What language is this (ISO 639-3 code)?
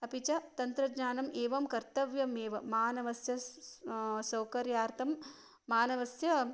san